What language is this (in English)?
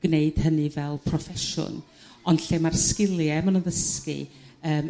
Welsh